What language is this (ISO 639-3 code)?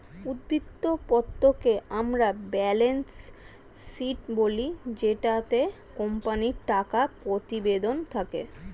ben